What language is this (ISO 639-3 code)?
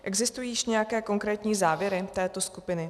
ces